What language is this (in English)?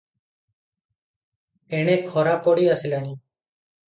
Odia